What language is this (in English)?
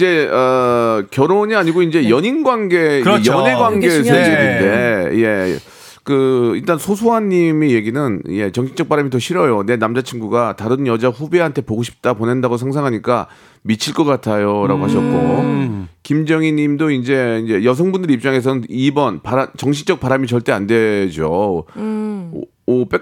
Korean